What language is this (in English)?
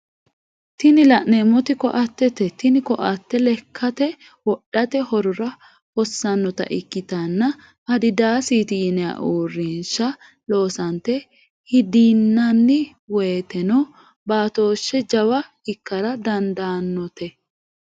Sidamo